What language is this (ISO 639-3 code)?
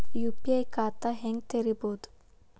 kan